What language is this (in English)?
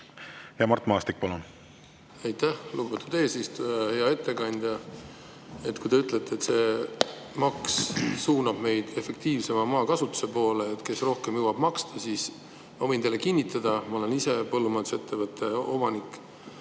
Estonian